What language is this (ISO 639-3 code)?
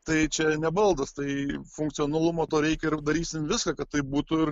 lit